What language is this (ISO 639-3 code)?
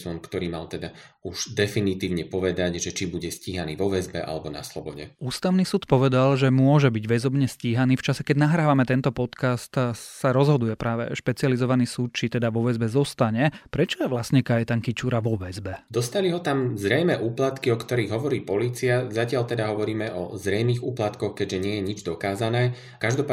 slk